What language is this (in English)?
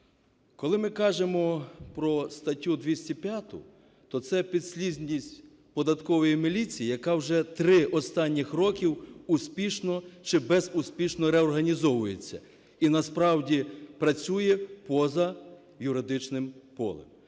Ukrainian